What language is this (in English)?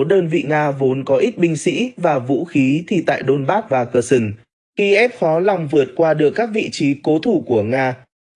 Vietnamese